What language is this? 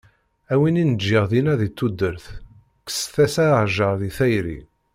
Kabyle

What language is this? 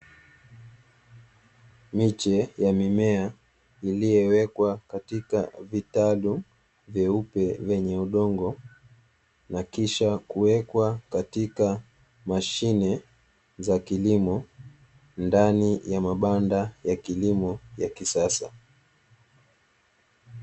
Swahili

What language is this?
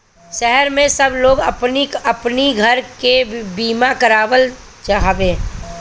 Bhojpuri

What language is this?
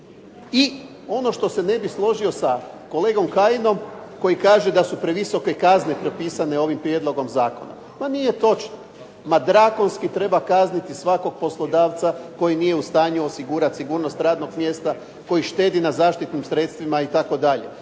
Croatian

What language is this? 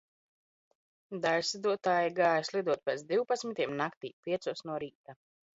Latvian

